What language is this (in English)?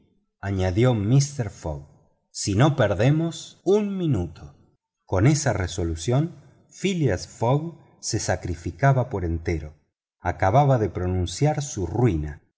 Spanish